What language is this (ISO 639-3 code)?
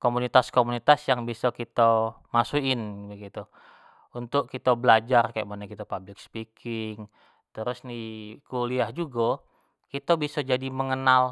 jax